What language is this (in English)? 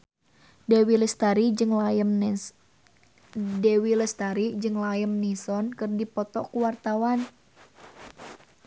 Sundanese